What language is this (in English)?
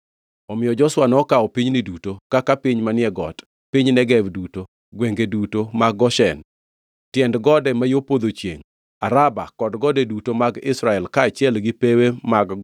Luo (Kenya and Tanzania)